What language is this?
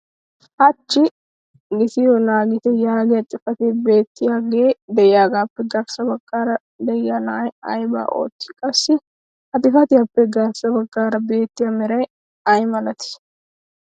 Wolaytta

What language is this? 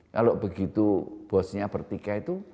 Indonesian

